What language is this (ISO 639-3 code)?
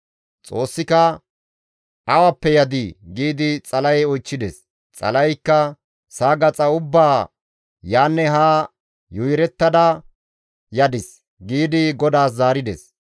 gmv